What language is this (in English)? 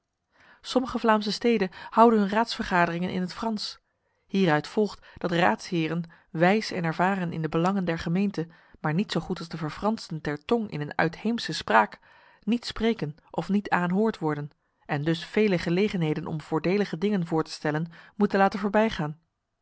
Dutch